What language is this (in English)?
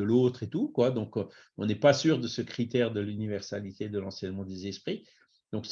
French